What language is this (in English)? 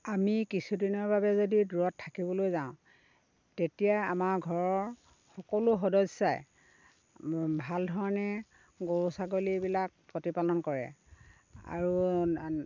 Assamese